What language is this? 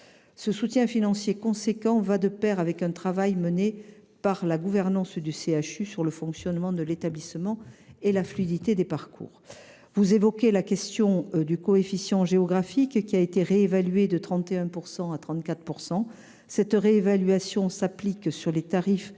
French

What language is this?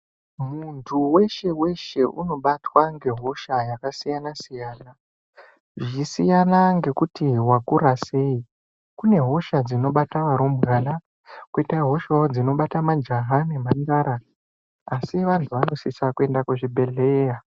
Ndau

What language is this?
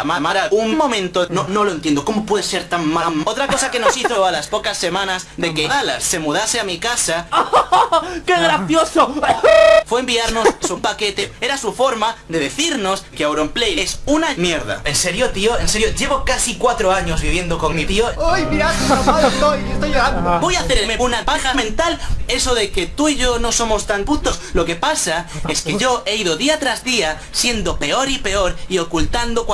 Spanish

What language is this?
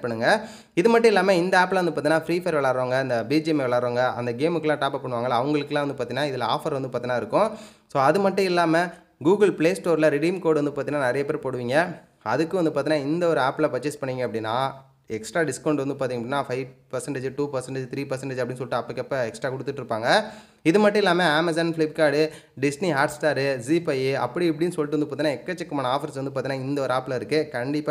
Tamil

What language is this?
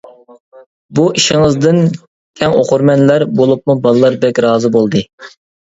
Uyghur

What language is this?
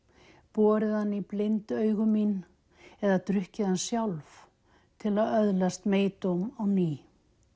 Icelandic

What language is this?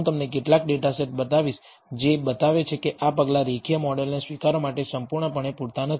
Gujarati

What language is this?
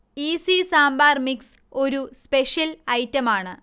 Malayalam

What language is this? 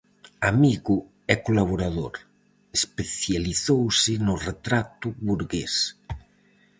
Galician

